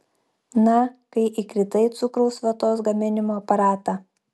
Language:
Lithuanian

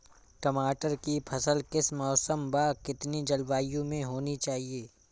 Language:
Hindi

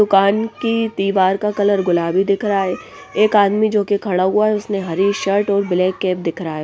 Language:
Hindi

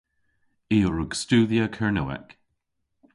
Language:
Cornish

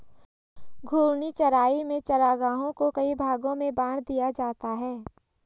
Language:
Hindi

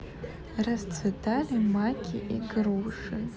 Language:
Russian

